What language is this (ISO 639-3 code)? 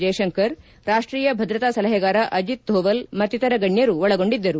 kan